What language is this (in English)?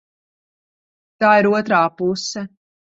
Latvian